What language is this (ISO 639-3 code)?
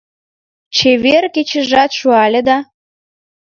chm